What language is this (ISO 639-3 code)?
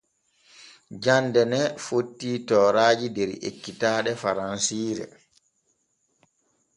fue